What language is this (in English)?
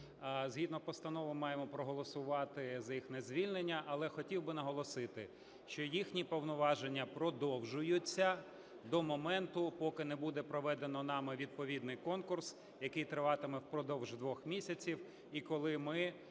Ukrainian